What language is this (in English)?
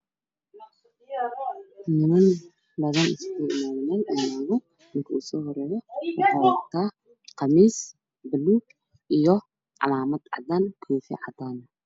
Somali